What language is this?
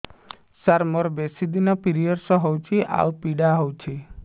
Odia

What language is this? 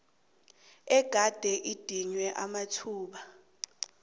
South Ndebele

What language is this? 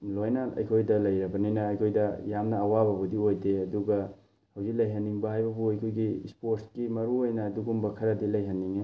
Manipuri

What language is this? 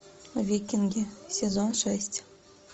Russian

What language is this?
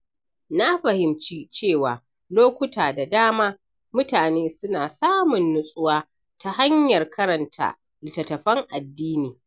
Hausa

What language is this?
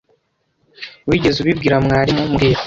Kinyarwanda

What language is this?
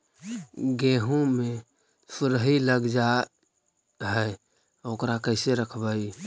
Magahi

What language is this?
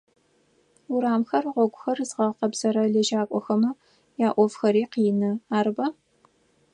Adyghe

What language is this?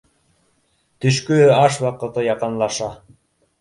Bashkir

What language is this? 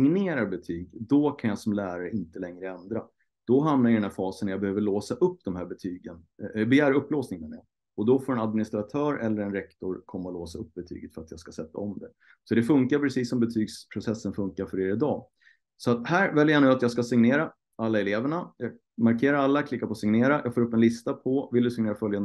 Swedish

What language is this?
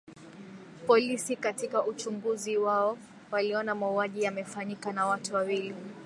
Swahili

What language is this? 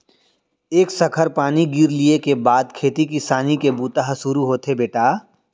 Chhattisgarhi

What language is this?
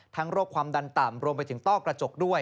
Thai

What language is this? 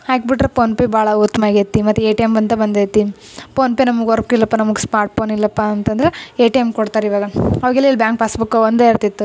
Kannada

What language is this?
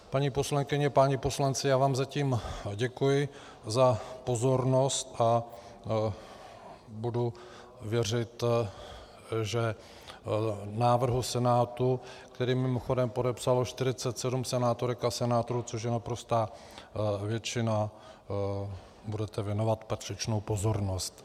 Czech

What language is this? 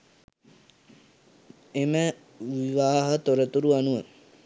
Sinhala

